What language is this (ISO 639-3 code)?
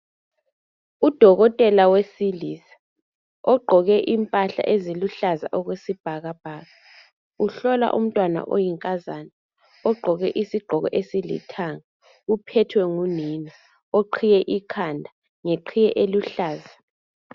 nde